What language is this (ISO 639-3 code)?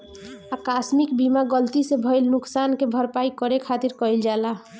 bho